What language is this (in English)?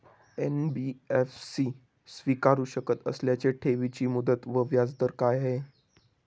Marathi